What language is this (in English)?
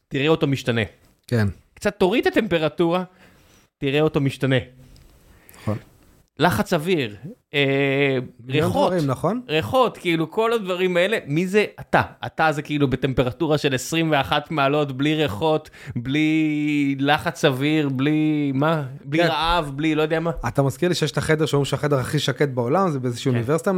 Hebrew